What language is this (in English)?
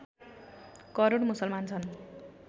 Nepali